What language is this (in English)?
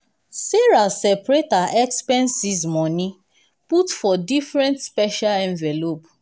Nigerian Pidgin